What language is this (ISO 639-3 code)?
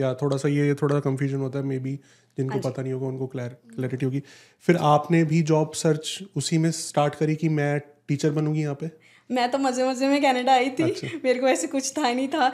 hin